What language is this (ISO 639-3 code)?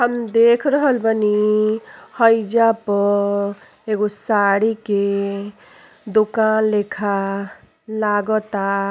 bho